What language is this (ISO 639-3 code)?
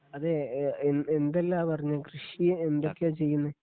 mal